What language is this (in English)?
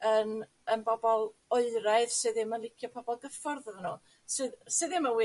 Welsh